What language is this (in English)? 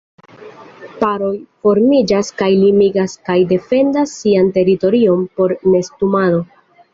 Esperanto